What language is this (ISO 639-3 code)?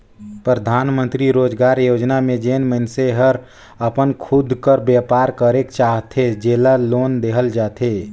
hne